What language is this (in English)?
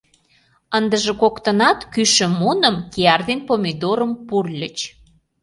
Mari